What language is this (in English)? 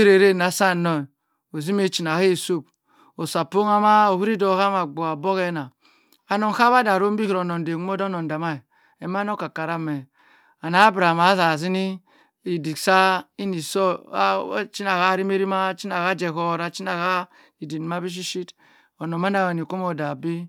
Cross River Mbembe